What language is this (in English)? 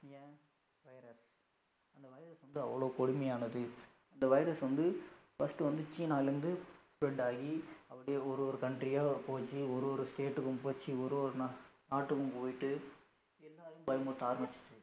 Tamil